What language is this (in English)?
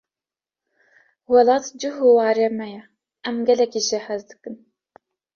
Kurdish